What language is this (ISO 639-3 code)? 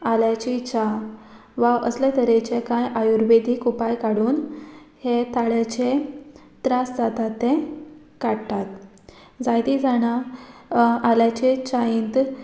kok